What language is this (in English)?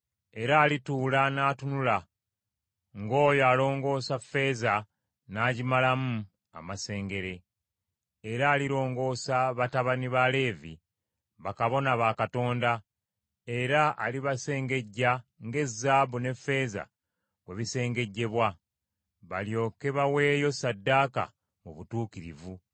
Ganda